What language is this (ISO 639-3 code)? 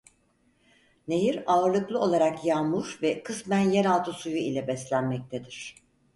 tur